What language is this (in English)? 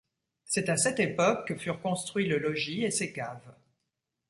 French